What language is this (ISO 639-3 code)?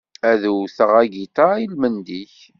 kab